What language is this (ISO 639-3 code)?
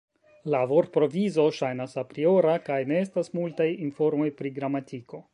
epo